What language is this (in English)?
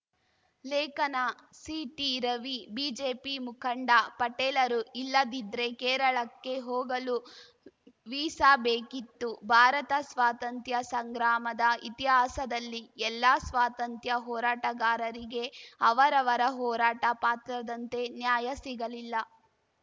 Kannada